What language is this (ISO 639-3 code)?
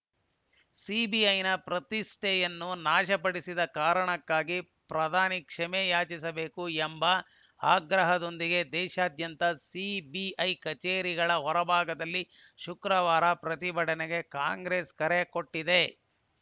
kan